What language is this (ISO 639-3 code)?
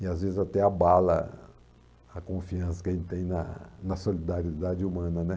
por